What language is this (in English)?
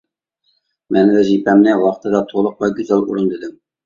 Uyghur